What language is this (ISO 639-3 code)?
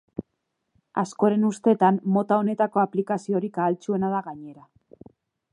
eus